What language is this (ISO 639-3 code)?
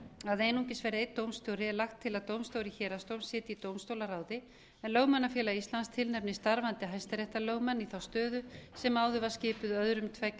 isl